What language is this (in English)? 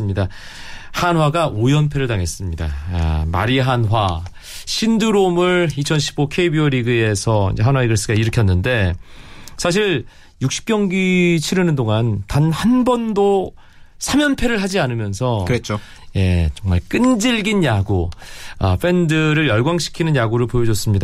Korean